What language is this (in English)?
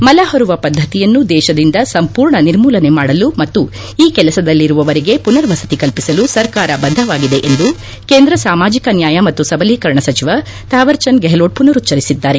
Kannada